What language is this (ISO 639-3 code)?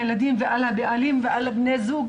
heb